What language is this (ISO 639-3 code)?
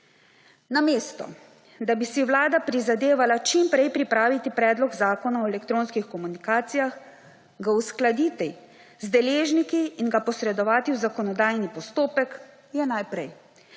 slv